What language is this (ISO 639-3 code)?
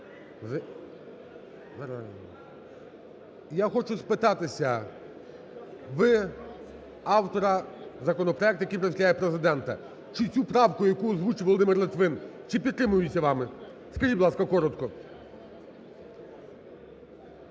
ukr